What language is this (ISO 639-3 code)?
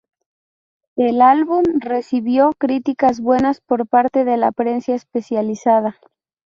spa